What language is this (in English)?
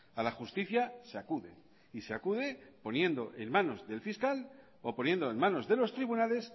Spanish